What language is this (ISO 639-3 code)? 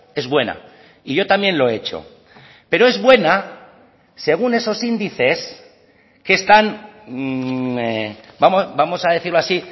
spa